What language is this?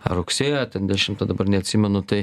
Lithuanian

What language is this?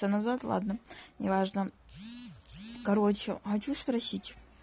Russian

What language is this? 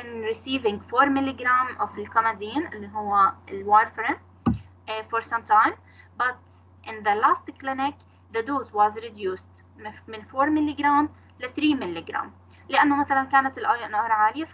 Arabic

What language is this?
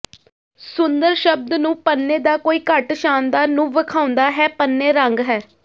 Punjabi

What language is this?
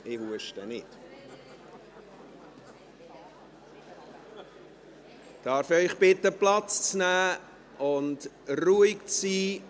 Swiss German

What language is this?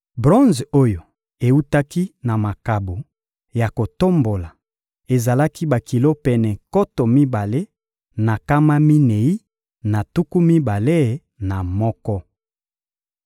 Lingala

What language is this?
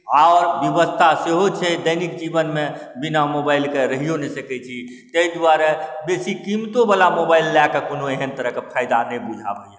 Maithili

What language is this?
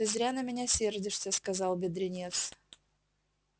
Russian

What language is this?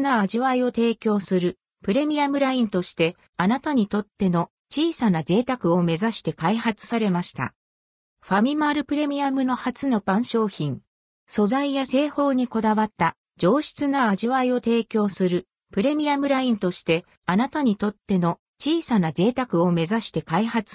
Japanese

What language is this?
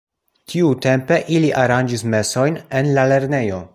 Esperanto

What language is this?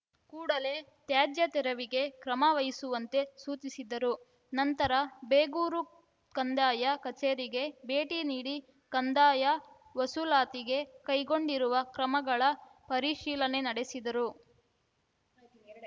Kannada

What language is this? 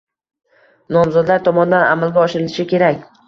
Uzbek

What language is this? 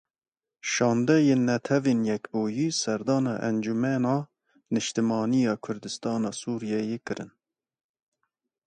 Kurdish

